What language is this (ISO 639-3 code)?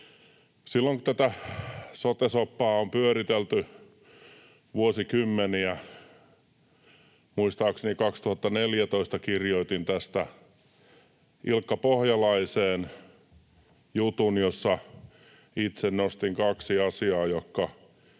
fin